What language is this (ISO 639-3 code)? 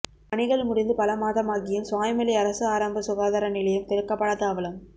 tam